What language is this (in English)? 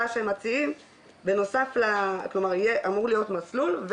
Hebrew